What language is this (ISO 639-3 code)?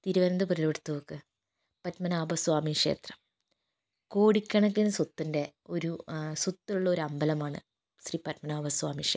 mal